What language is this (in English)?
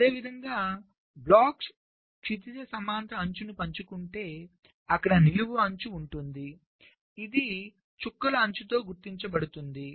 Telugu